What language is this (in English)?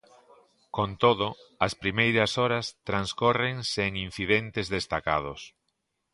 Galician